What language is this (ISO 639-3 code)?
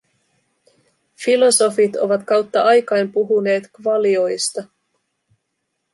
fin